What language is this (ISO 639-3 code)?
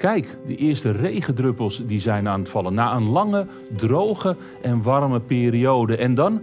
nld